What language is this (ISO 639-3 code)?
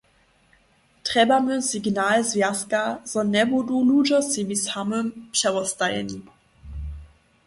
hsb